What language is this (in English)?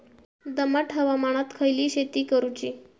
Marathi